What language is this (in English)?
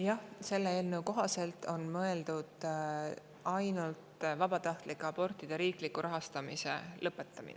Estonian